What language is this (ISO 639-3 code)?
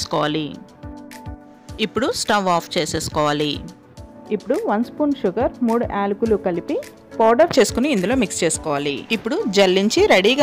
hin